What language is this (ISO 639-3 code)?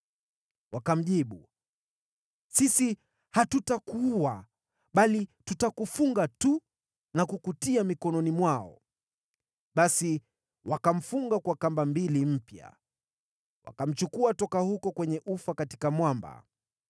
swa